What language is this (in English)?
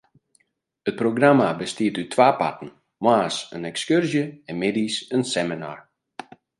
Western Frisian